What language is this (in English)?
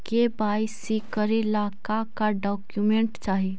Magahi